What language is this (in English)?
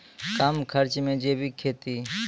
Maithili